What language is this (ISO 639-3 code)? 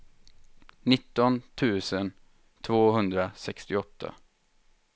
swe